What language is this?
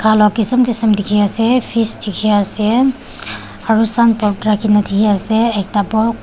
Naga Pidgin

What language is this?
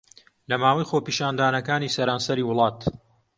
Central Kurdish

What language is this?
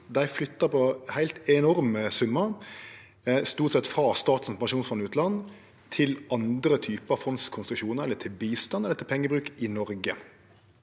Norwegian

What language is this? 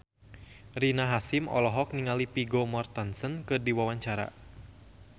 Sundanese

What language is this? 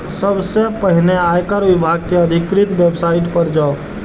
Maithili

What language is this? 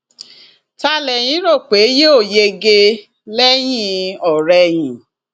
Yoruba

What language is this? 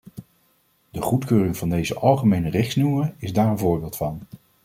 Dutch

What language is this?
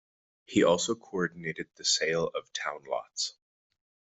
English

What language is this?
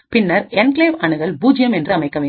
Tamil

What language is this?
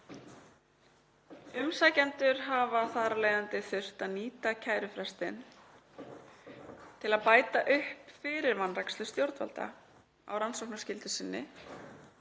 Icelandic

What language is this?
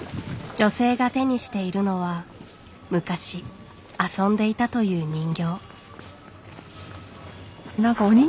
Japanese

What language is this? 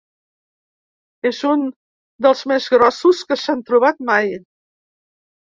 Catalan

